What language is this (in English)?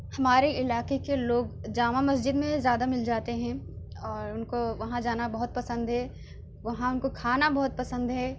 Urdu